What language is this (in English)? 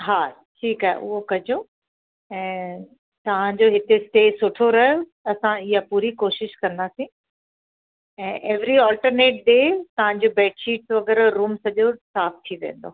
Sindhi